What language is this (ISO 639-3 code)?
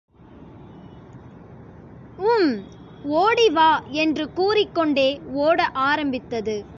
tam